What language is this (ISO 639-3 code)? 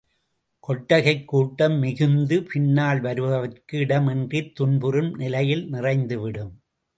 tam